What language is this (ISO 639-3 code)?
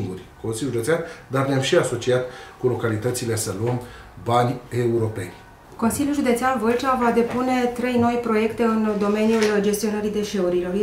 ron